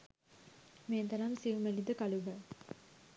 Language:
Sinhala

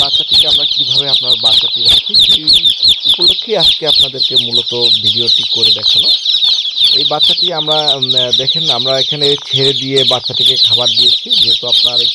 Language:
Romanian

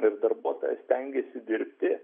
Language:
Lithuanian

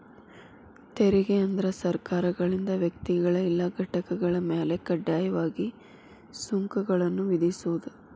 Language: Kannada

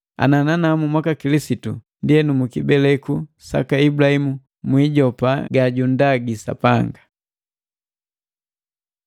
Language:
Matengo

